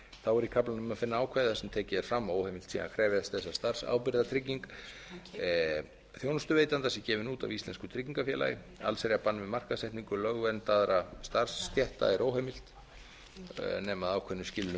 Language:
Icelandic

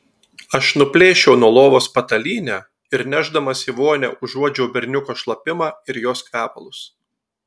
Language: Lithuanian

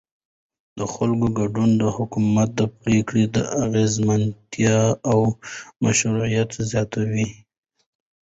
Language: Pashto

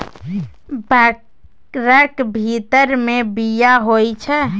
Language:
Maithili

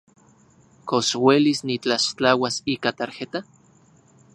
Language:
Central Puebla Nahuatl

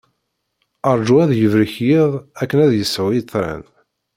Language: Kabyle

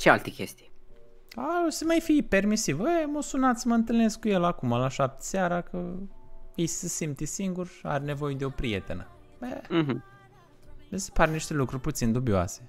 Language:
Romanian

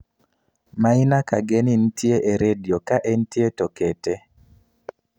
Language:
Luo (Kenya and Tanzania)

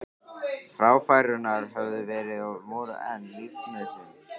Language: Icelandic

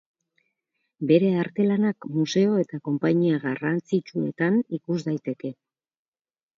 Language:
Basque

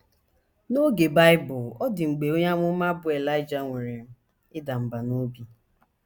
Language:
Igbo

